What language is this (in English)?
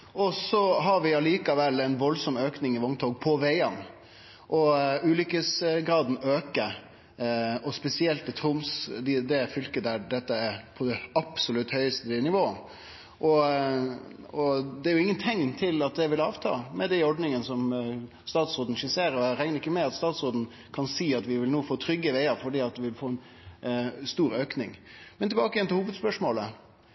Norwegian Nynorsk